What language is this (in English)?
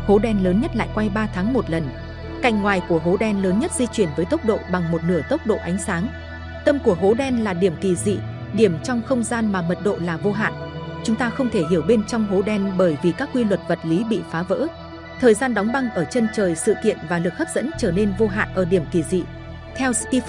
Vietnamese